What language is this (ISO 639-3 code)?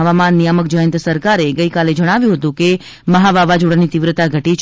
guj